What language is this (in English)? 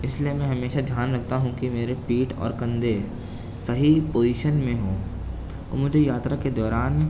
Urdu